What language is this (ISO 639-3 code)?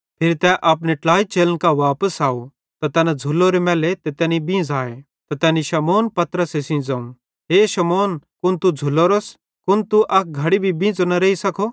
bhd